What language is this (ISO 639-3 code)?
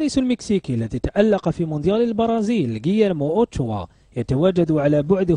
ara